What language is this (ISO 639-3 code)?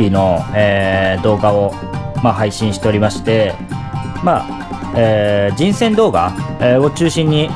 jpn